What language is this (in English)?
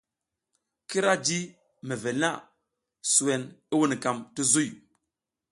South Giziga